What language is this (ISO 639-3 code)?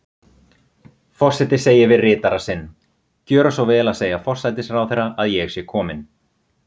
isl